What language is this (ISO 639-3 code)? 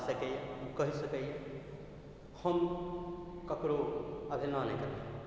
mai